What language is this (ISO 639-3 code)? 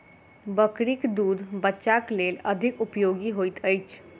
mai